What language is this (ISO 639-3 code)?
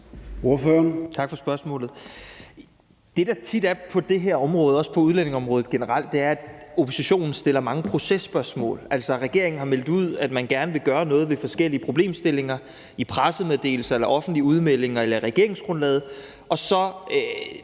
dan